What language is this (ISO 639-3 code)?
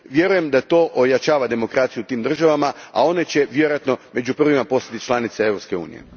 hrv